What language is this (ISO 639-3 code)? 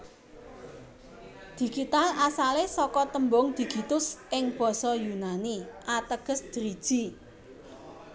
jav